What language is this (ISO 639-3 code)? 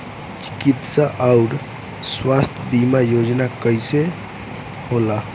bho